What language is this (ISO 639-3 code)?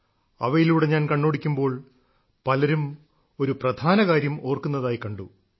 mal